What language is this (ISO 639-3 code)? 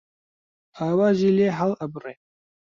ckb